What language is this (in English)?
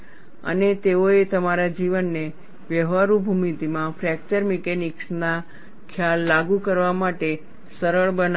Gujarati